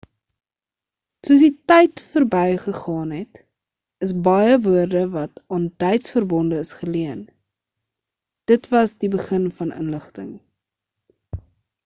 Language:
Afrikaans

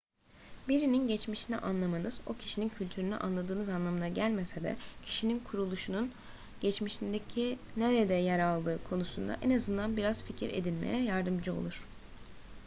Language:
Turkish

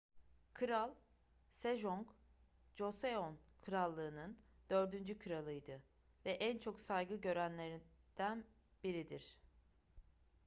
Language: Turkish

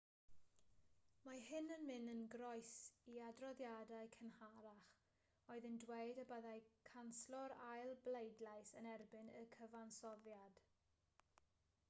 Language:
Welsh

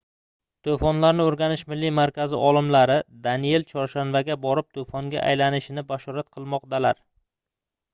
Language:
Uzbek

